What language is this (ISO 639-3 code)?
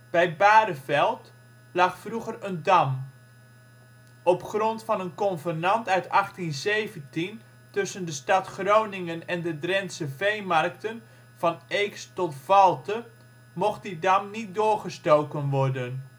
nld